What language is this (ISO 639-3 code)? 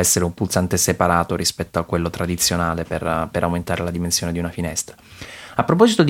ita